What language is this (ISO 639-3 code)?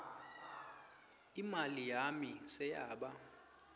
ssw